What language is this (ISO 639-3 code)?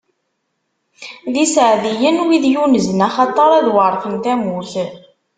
kab